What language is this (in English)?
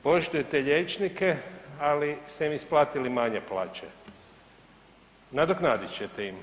Croatian